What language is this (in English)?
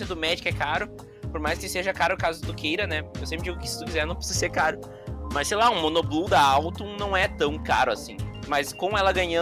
Portuguese